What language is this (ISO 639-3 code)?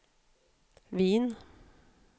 swe